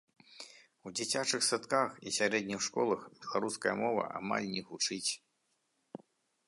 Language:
Belarusian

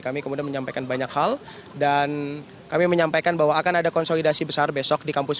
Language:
Indonesian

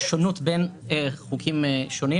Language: Hebrew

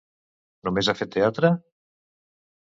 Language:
Catalan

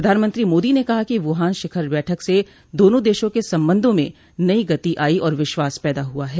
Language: Hindi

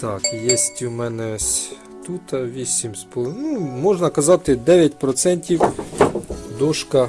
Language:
Ukrainian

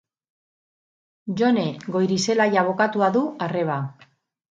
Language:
Basque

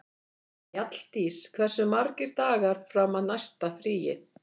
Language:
Icelandic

